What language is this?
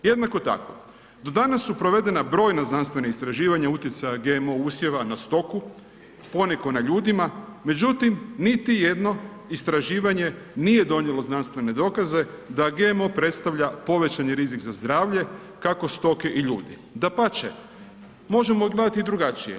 Croatian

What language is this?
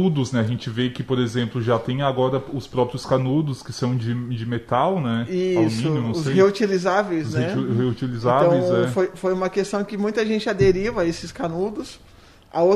Portuguese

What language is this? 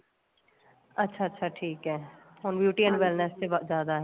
Punjabi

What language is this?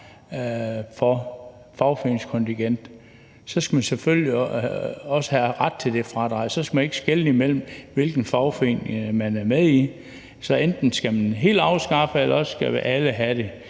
Danish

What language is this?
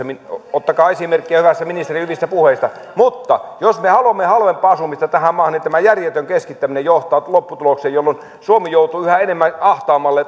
Finnish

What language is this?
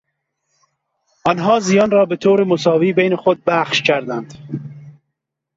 Persian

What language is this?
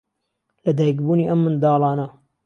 Central Kurdish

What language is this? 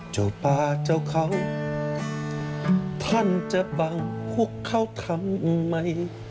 Thai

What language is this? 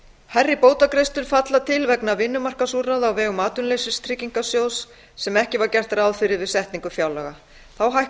Icelandic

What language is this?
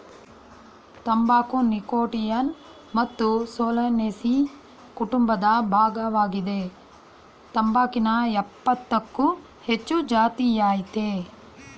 Kannada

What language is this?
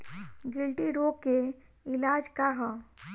Bhojpuri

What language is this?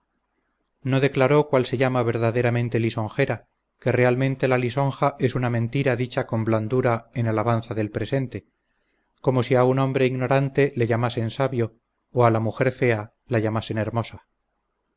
Spanish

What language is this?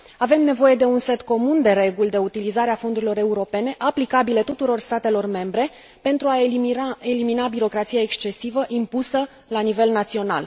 Romanian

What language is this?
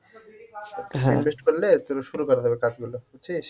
Bangla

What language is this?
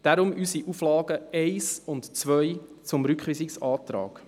Swiss German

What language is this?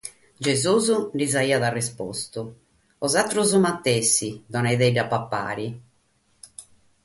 Sardinian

